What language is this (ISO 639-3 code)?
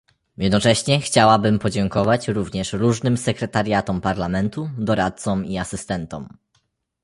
pol